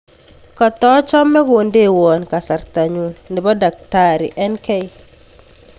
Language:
Kalenjin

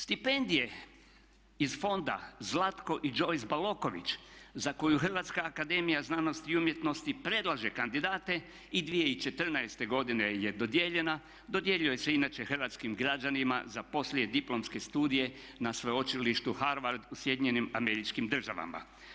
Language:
Croatian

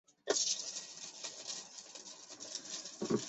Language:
Chinese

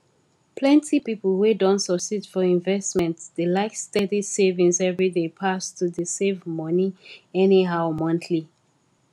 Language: Nigerian Pidgin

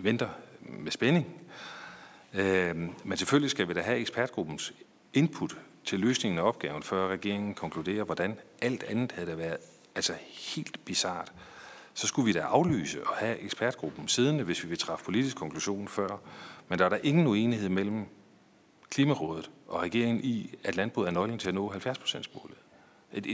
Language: Danish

